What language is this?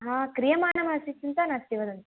Sanskrit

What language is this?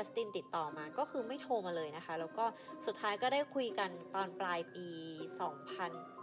Thai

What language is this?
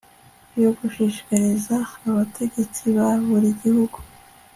Kinyarwanda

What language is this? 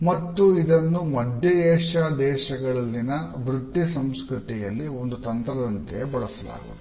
Kannada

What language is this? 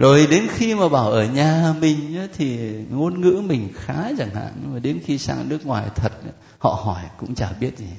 Vietnamese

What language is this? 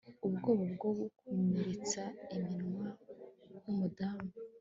Kinyarwanda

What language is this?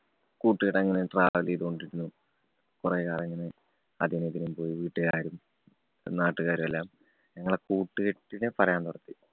Malayalam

